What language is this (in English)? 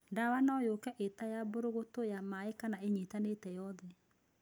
Kikuyu